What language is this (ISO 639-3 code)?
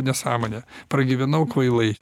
lit